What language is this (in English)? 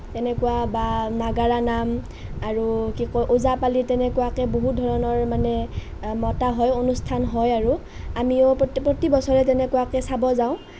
Assamese